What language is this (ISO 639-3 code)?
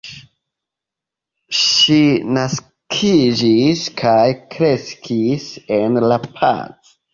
epo